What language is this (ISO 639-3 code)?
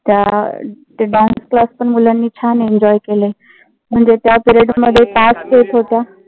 mar